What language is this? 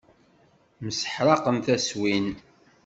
Kabyle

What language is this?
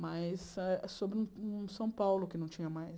Portuguese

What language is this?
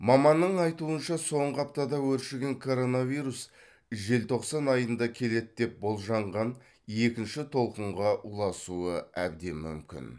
Kazakh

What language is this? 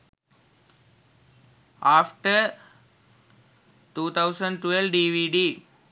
Sinhala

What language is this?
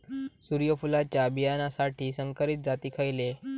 Marathi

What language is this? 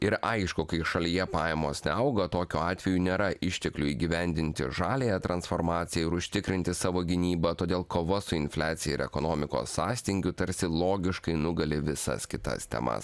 Lithuanian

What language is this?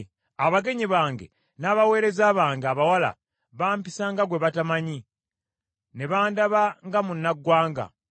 Ganda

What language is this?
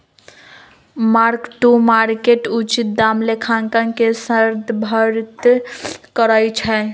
Magahi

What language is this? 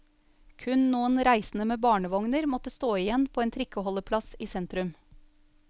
Norwegian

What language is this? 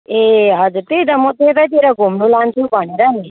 Nepali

